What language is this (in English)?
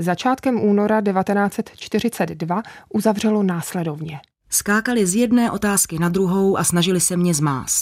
Czech